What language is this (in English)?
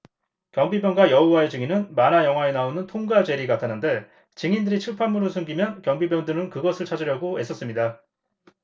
Korean